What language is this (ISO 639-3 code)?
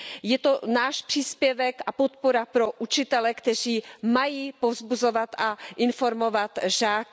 ces